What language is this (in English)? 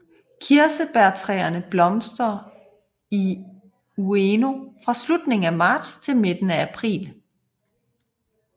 Danish